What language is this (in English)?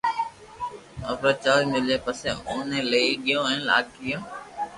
Loarki